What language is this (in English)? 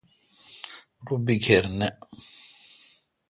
Kalkoti